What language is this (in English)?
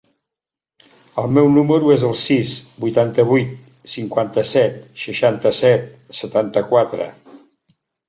Catalan